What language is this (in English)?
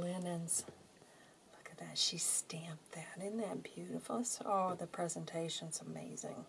English